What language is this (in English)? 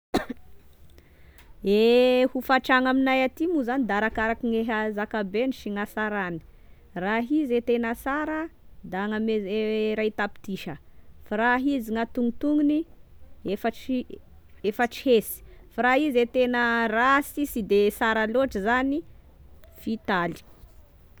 Tesaka Malagasy